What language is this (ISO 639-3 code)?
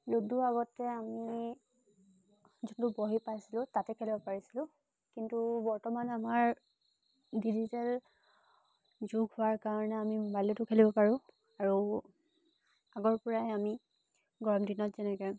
asm